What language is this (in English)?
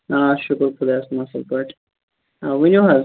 Kashmiri